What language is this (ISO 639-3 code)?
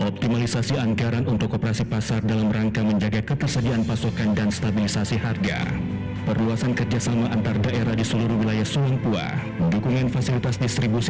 ind